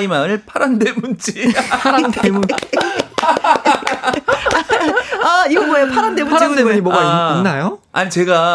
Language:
Korean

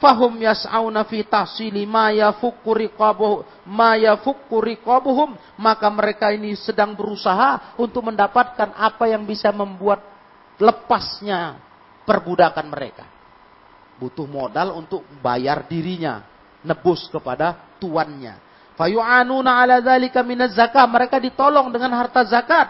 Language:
Indonesian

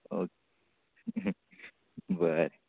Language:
Konkani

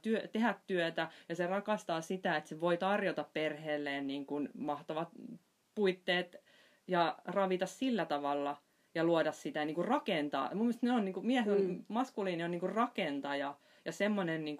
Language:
Finnish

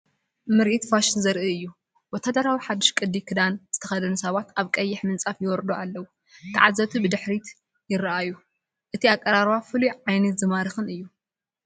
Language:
Tigrinya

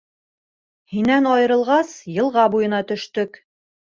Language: Bashkir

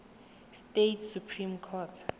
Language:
Tswana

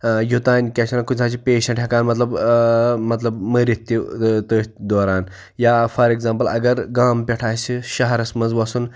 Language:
Kashmiri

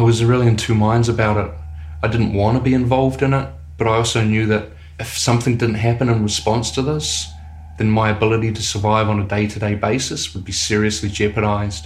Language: English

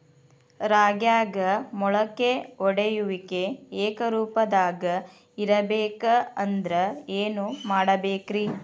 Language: Kannada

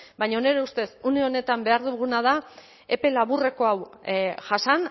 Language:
Basque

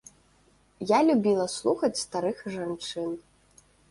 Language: Belarusian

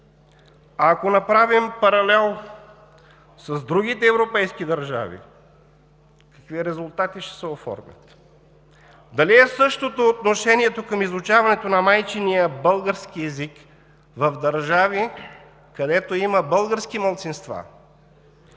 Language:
Bulgarian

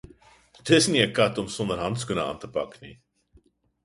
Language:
Afrikaans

